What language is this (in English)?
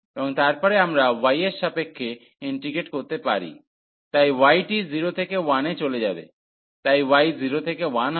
Bangla